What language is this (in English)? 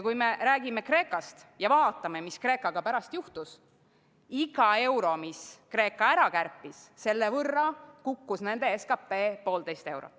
Estonian